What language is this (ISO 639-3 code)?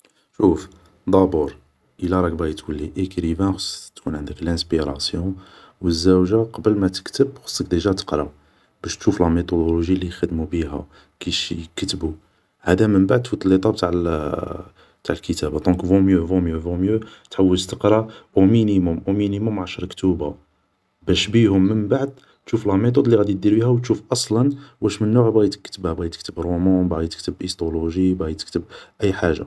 arq